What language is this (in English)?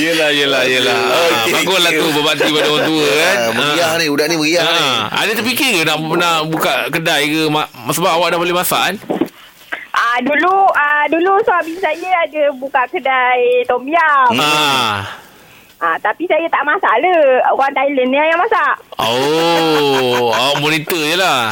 Malay